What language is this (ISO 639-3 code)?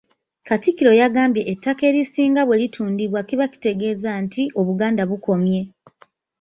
lug